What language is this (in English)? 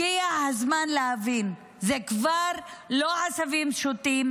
Hebrew